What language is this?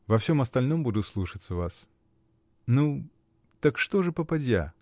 Russian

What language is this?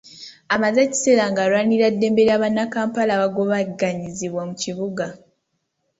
Ganda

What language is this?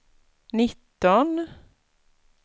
Swedish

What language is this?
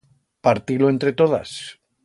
Aragonese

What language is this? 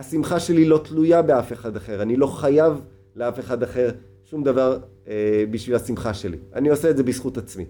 Hebrew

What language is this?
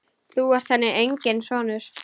Icelandic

